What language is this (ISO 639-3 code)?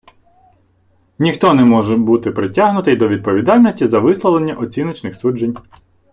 ukr